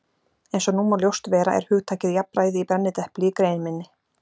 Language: Icelandic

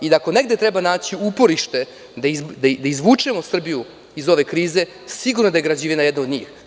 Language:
Serbian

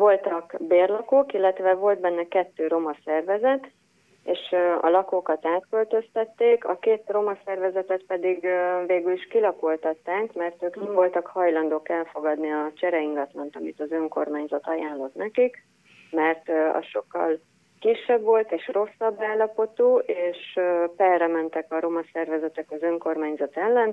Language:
Hungarian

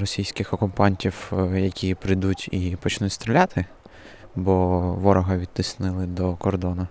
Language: Ukrainian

